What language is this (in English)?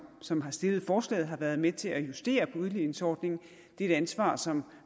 Danish